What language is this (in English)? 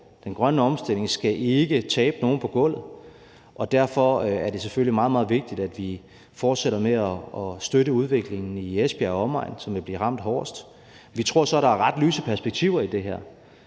Danish